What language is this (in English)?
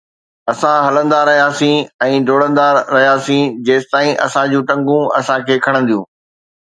Sindhi